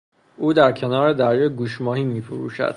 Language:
Persian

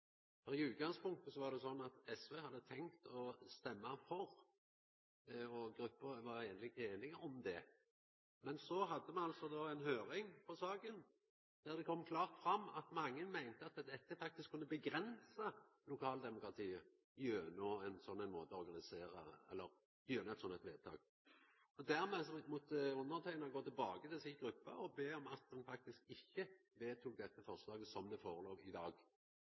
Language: Norwegian Nynorsk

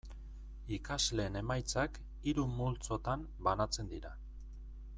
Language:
Basque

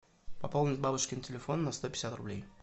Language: Russian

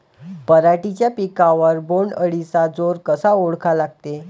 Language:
Marathi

